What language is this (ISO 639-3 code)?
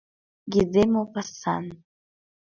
chm